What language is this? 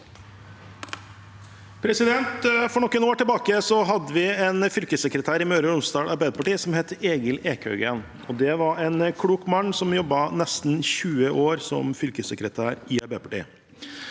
Norwegian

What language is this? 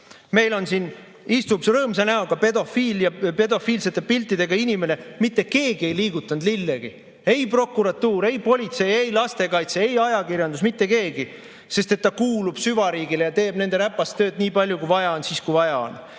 Estonian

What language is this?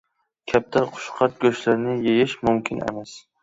Uyghur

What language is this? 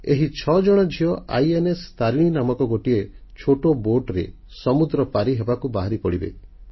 Odia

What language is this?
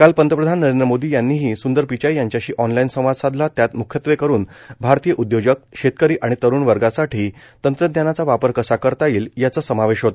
Marathi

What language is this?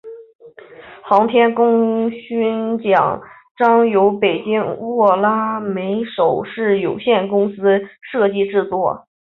Chinese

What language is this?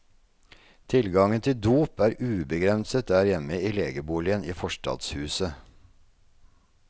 Norwegian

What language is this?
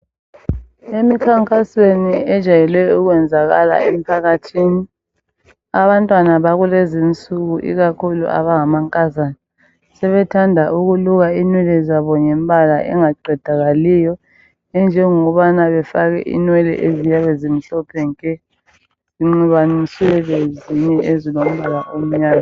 North Ndebele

